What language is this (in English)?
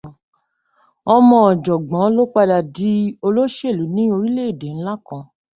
Yoruba